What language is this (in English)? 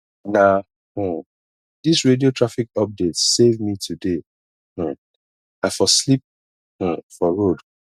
Nigerian Pidgin